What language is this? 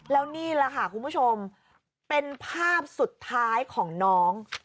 Thai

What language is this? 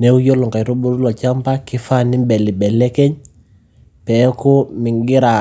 Masai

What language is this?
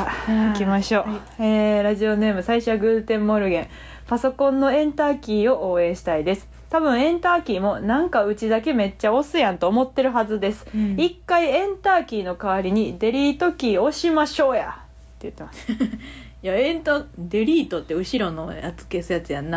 Japanese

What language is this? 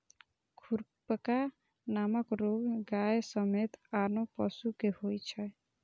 Maithili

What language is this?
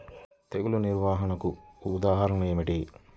Telugu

